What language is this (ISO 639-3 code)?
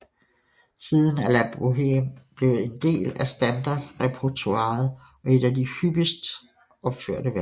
dan